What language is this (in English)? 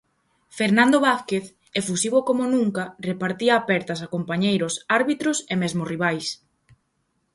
Galician